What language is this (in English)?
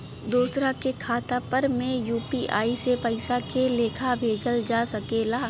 Bhojpuri